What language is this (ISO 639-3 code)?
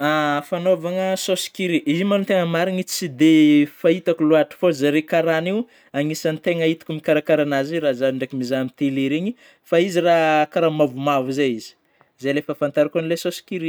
bmm